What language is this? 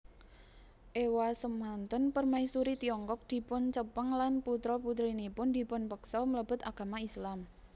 Javanese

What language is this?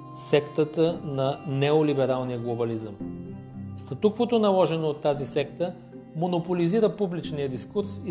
Bulgarian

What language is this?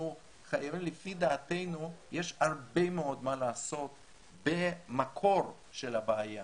Hebrew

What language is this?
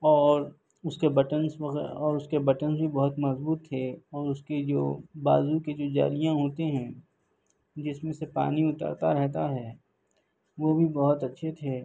Urdu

